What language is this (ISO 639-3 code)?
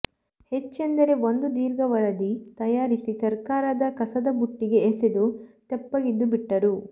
kan